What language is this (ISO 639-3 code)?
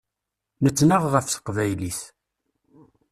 kab